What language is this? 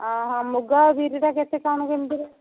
Odia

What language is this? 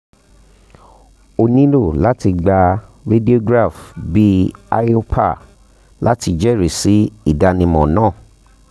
Yoruba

